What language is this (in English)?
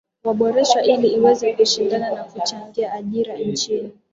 Swahili